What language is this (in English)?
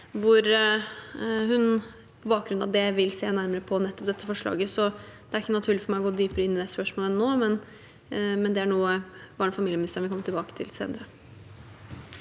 Norwegian